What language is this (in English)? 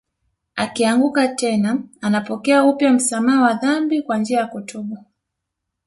Swahili